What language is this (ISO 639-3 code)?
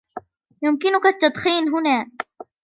ara